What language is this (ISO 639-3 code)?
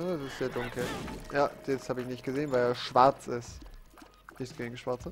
deu